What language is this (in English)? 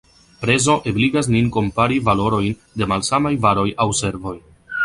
Esperanto